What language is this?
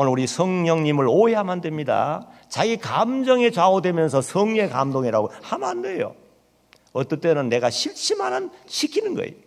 Korean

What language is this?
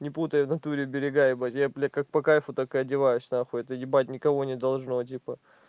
Russian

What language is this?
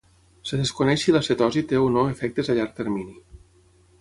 Catalan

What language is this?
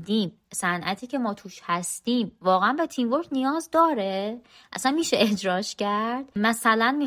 Persian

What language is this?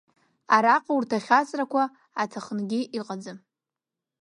Abkhazian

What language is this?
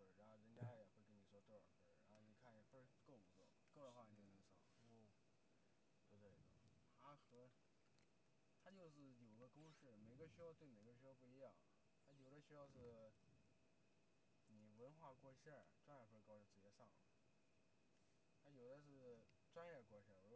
Chinese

